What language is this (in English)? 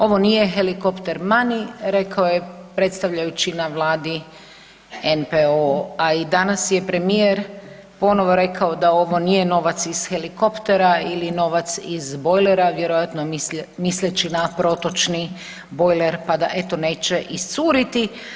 Croatian